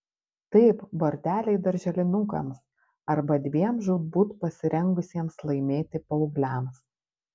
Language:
Lithuanian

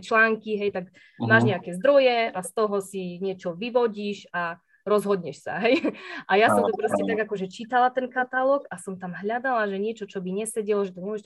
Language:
Slovak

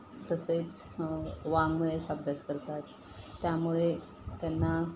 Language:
Marathi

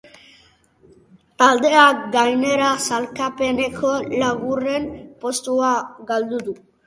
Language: Basque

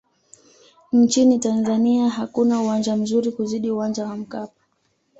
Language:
Swahili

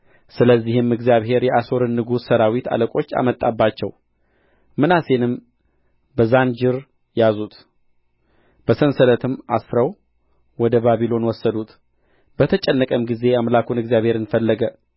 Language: Amharic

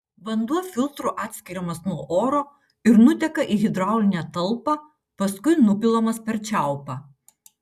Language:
Lithuanian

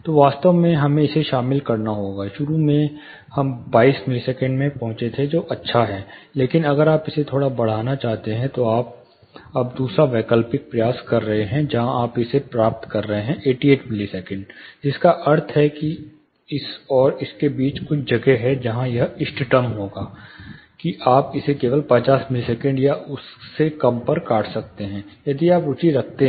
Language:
Hindi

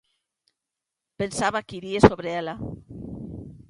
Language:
Galician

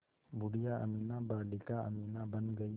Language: Hindi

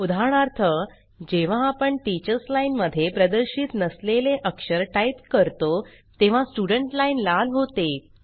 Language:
Marathi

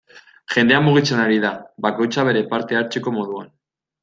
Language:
Basque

